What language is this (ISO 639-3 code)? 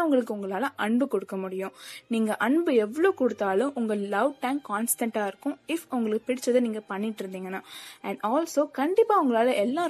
tam